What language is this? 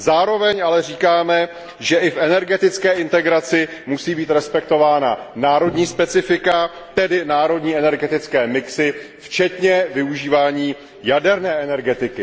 Czech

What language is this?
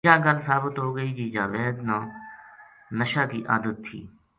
Gujari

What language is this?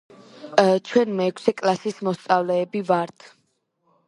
Georgian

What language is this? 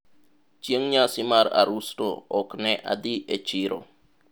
Luo (Kenya and Tanzania)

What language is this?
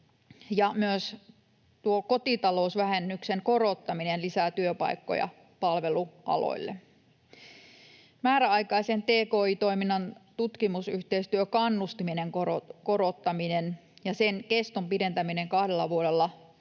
Finnish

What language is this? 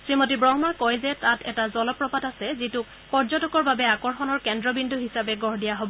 Assamese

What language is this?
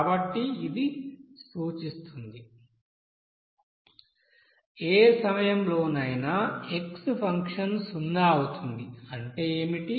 Telugu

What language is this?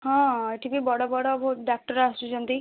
Odia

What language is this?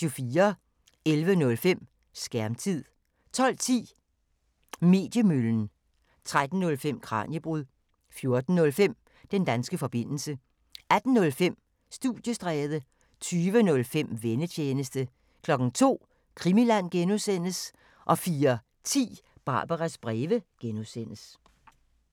Danish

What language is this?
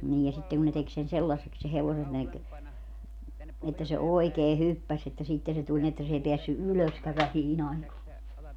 Finnish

